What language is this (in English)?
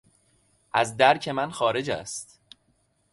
Persian